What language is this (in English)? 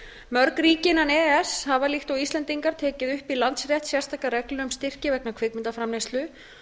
Icelandic